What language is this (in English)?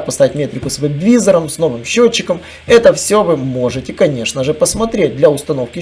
Russian